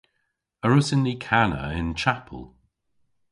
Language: Cornish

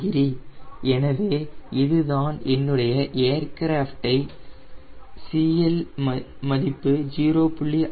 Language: Tamil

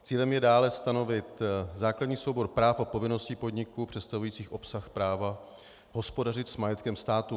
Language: Czech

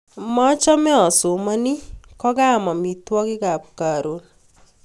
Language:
Kalenjin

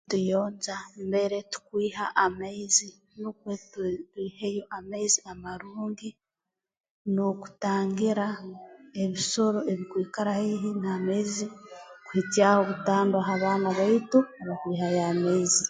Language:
Tooro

